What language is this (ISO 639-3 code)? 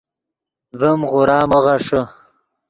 ydg